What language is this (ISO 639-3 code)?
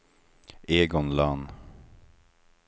swe